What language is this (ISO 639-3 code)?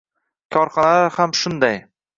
uzb